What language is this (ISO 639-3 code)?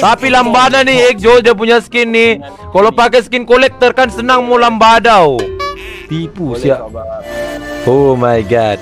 ind